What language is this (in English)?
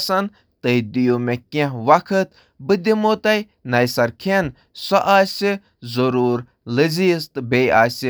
Kashmiri